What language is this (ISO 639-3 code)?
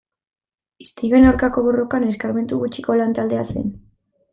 eus